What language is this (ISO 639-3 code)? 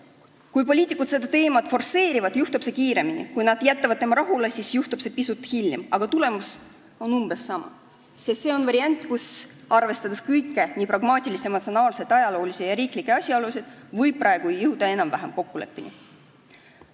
est